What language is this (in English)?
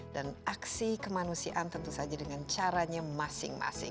Indonesian